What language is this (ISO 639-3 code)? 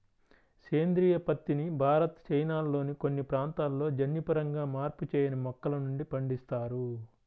tel